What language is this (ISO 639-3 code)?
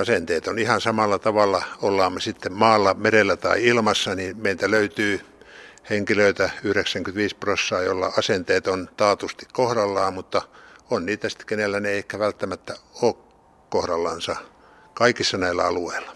fin